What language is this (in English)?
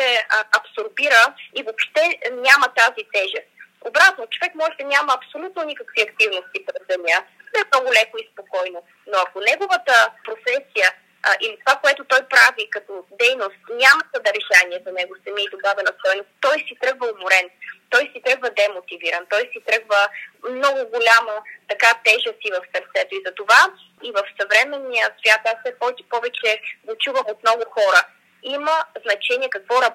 Bulgarian